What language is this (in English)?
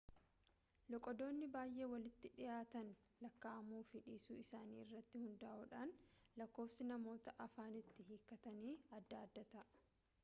Oromo